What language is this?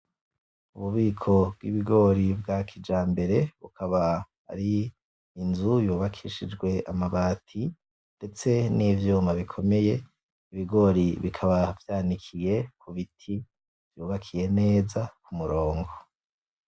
Rundi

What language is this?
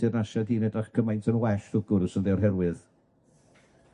Welsh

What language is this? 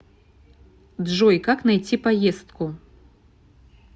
Russian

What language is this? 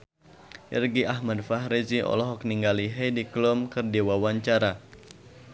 Sundanese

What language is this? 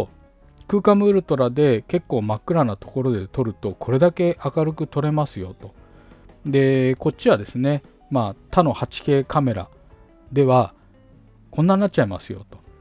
Japanese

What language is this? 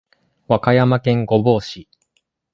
Japanese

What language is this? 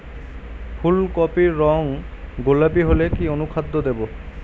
Bangla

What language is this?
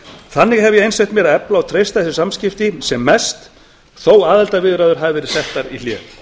Icelandic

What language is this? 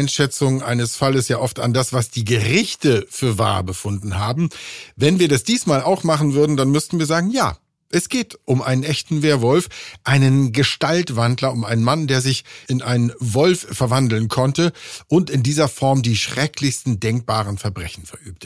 German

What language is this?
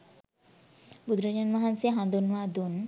Sinhala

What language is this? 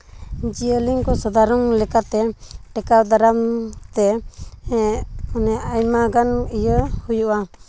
Santali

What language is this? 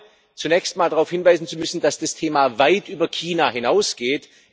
German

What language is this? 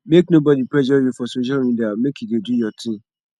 Nigerian Pidgin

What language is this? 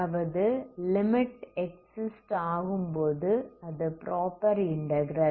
Tamil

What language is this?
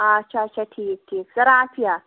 Kashmiri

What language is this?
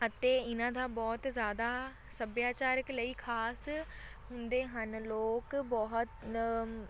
Punjabi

